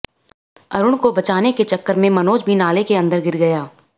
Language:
Hindi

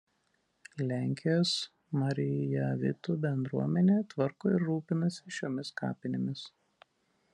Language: Lithuanian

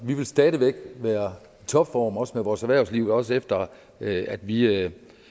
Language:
Danish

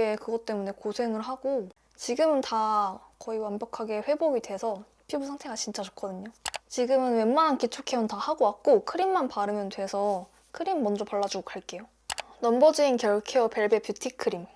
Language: Korean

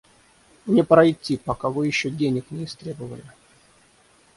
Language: Russian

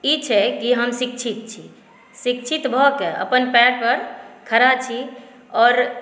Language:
Maithili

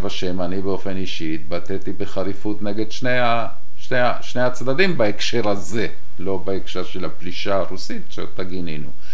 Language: Hebrew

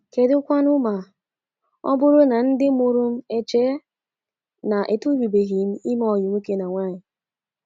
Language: Igbo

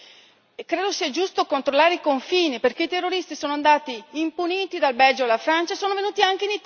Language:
Italian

